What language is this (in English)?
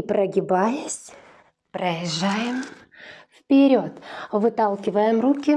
Russian